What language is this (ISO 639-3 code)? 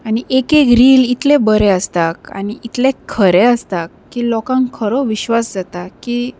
kok